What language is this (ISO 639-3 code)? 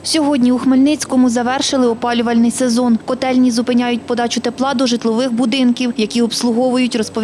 ukr